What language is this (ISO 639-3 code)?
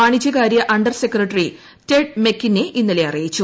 mal